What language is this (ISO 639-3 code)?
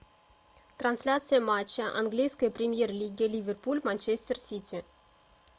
rus